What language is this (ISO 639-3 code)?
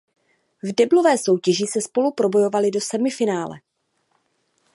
ces